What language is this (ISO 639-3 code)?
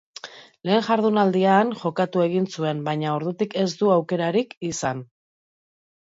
eus